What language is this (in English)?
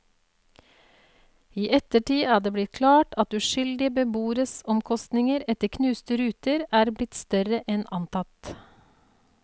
Norwegian